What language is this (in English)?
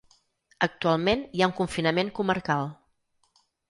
Catalan